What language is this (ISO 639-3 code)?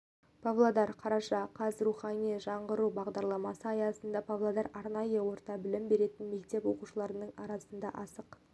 kaz